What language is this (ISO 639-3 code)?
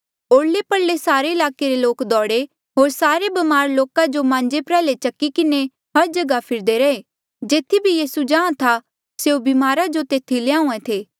mjl